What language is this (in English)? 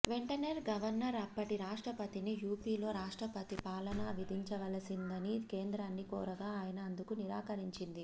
Telugu